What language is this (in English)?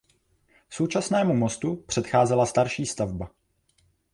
Czech